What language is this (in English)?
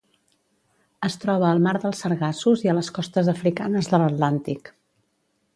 Catalan